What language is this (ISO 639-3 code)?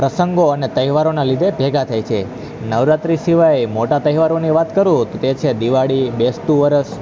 guj